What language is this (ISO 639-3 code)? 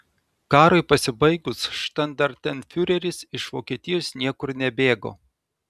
lit